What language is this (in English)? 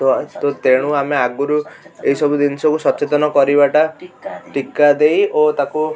Odia